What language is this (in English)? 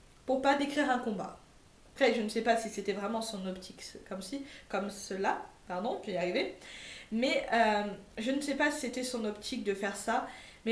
French